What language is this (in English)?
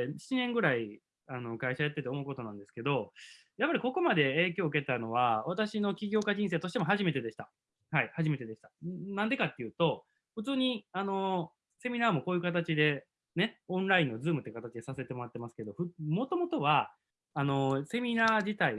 Japanese